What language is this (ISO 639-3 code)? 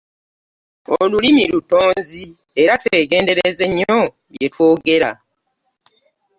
lug